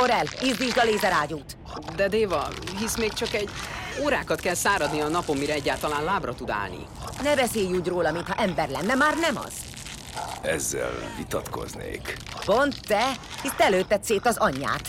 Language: Hungarian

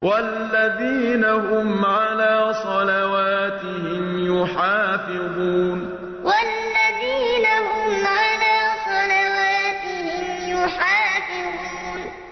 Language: Arabic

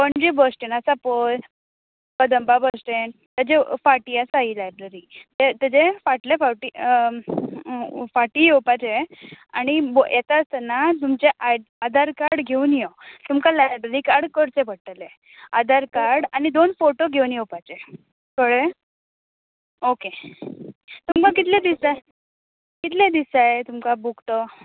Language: Konkani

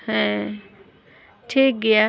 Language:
Santali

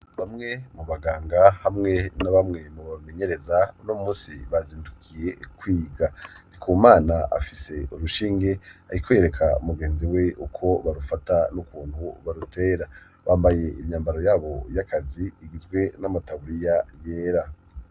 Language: Rundi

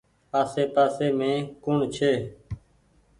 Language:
Goaria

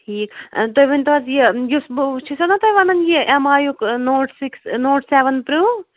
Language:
Kashmiri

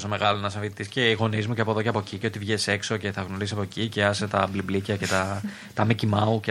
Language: Greek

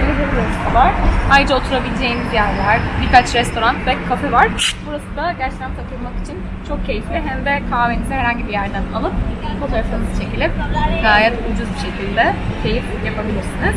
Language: Turkish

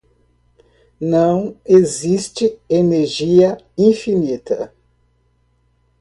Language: Portuguese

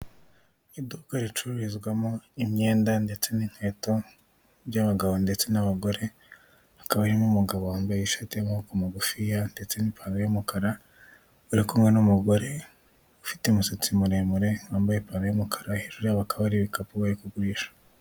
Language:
Kinyarwanda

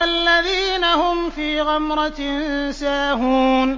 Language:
Arabic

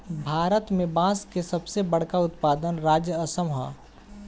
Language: Bhojpuri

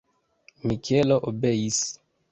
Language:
Esperanto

